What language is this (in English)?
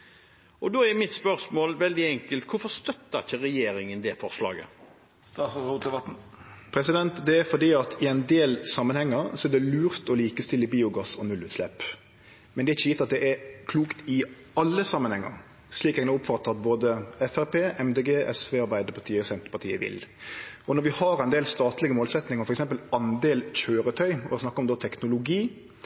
Norwegian